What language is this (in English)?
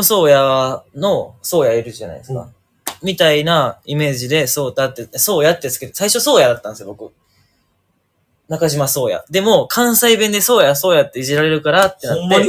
Japanese